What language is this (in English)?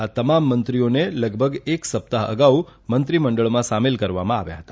Gujarati